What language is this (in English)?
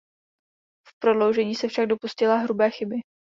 Czech